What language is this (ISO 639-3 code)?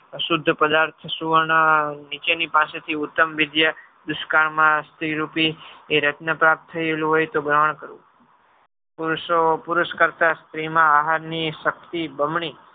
guj